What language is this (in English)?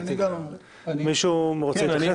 Hebrew